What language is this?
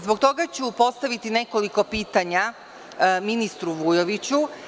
Serbian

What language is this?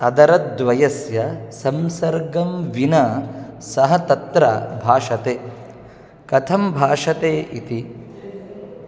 Sanskrit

